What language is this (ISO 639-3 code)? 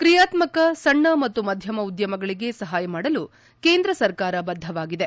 kan